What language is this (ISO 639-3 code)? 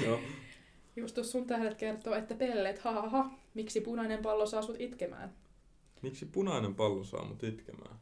fin